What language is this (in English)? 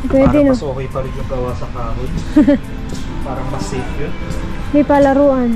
Filipino